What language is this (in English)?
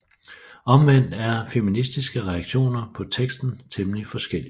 Danish